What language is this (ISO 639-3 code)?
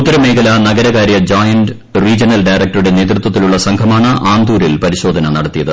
mal